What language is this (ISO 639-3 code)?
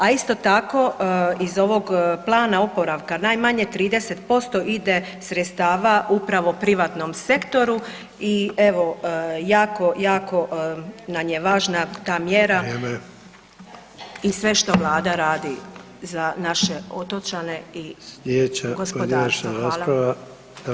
hrv